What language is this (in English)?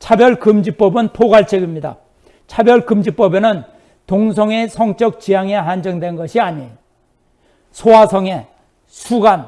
Korean